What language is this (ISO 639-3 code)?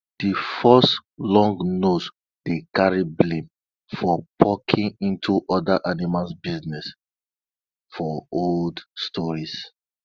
pcm